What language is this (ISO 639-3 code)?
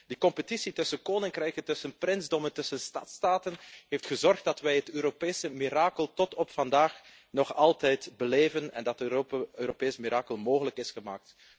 nld